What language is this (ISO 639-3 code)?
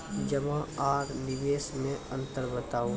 mai